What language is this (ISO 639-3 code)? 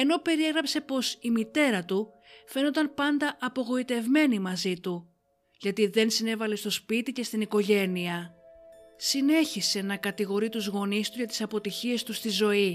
ell